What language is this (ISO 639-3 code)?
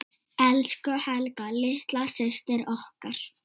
isl